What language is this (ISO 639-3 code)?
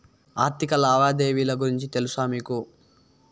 tel